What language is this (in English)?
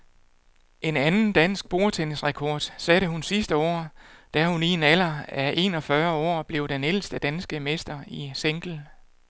Danish